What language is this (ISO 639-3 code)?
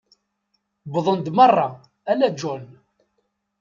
kab